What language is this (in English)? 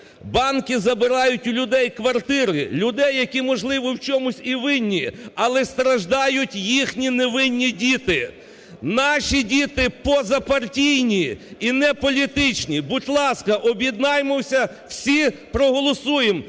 Ukrainian